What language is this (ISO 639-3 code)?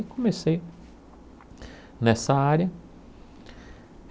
por